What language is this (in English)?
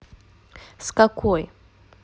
Russian